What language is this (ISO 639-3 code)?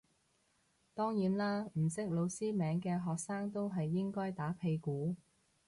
yue